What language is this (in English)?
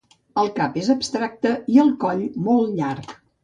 Catalan